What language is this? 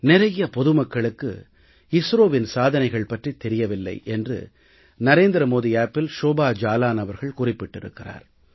Tamil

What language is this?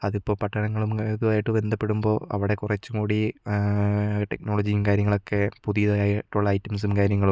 Malayalam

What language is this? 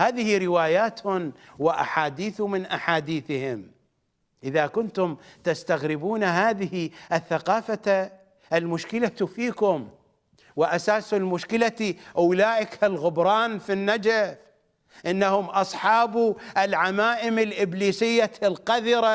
Arabic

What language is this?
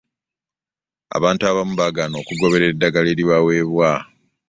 Ganda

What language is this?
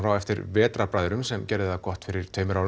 Icelandic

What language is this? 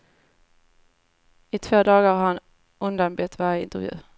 Swedish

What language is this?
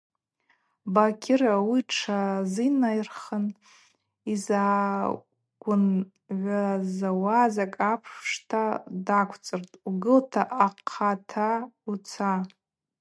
Abaza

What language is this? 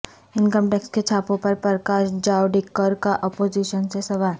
Urdu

